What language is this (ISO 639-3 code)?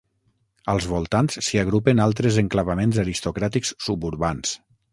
cat